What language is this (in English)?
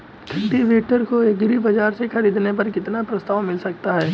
Hindi